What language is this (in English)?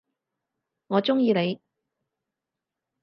Cantonese